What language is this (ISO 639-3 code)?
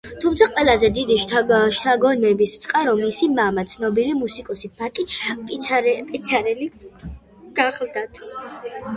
kat